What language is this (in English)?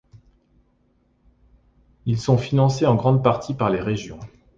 French